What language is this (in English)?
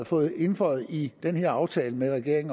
Danish